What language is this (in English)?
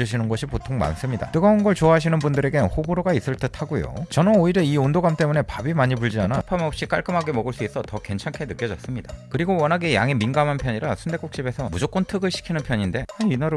Korean